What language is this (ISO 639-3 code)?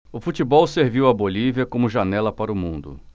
por